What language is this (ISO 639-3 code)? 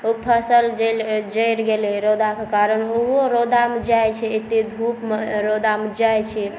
mai